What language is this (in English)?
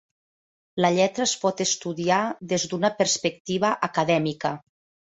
Catalan